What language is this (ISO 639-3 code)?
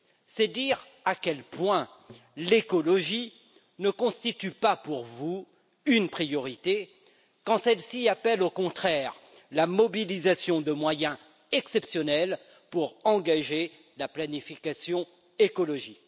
fra